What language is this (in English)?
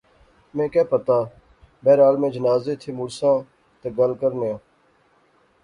Pahari-Potwari